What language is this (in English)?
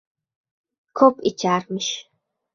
Uzbek